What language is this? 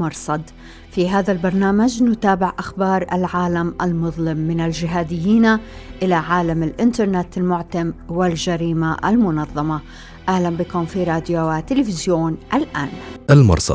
Arabic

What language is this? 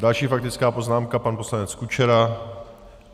Czech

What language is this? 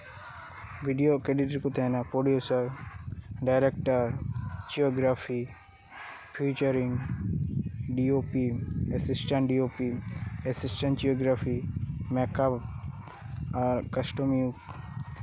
Santali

